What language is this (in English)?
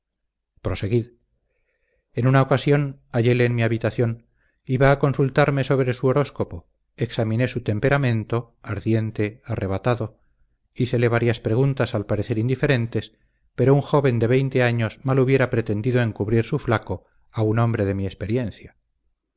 Spanish